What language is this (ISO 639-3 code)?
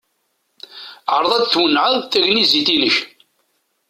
kab